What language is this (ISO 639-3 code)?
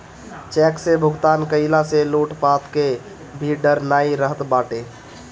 bho